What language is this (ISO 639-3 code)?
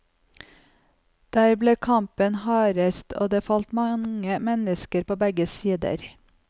nor